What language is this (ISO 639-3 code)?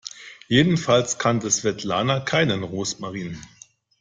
deu